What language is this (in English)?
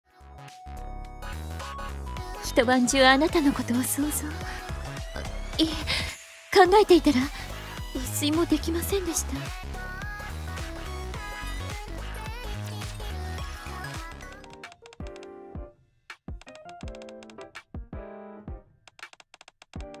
Japanese